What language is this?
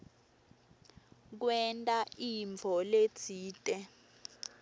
Swati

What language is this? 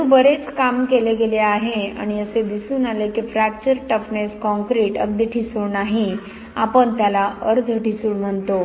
Marathi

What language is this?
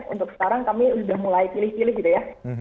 Indonesian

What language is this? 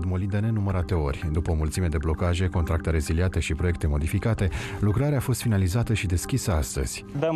Romanian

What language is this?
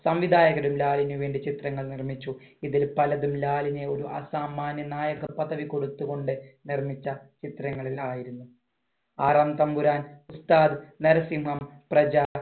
Malayalam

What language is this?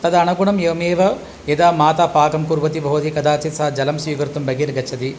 Sanskrit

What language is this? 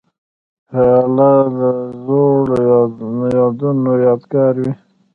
Pashto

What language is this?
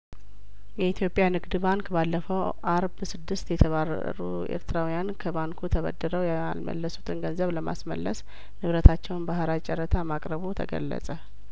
Amharic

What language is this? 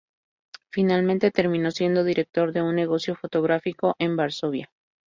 Spanish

